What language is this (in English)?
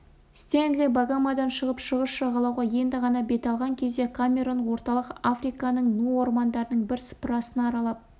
Kazakh